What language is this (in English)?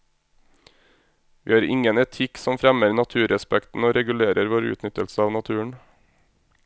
Norwegian